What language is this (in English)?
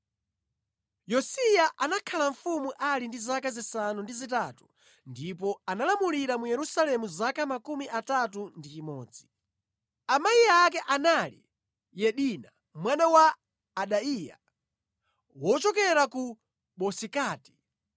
Nyanja